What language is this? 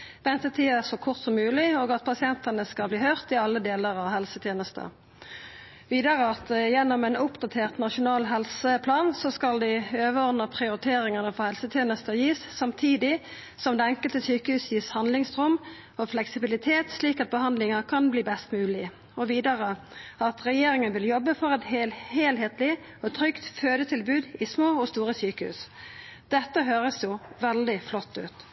Norwegian Nynorsk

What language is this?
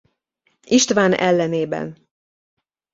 Hungarian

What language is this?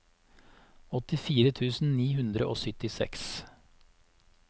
Norwegian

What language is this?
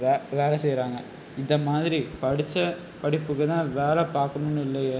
Tamil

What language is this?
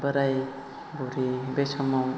Bodo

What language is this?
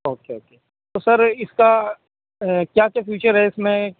Urdu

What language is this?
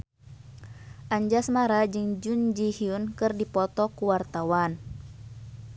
Sundanese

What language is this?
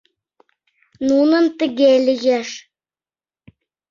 Mari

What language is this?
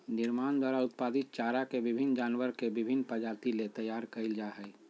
Magahi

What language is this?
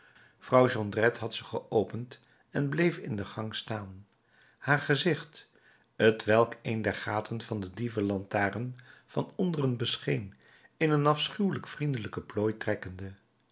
Dutch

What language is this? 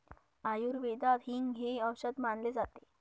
Marathi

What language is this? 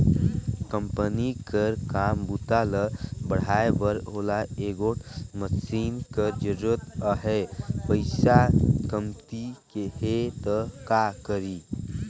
Chhattisgarhi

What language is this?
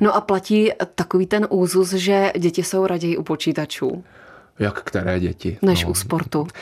Czech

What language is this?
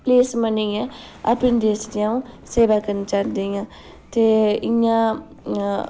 Dogri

